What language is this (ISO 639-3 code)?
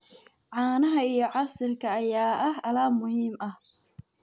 som